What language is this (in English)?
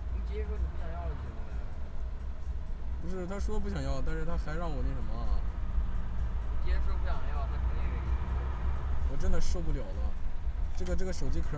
Chinese